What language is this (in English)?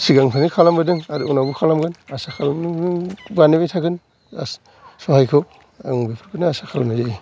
Bodo